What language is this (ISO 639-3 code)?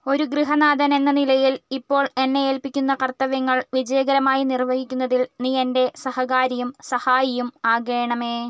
mal